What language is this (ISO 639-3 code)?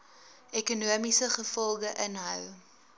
afr